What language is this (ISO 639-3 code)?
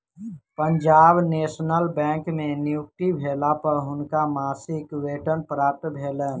mai